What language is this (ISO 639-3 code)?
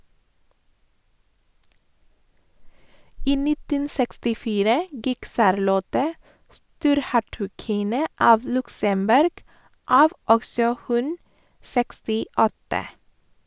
nor